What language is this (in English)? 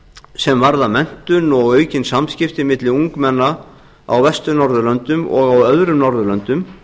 Icelandic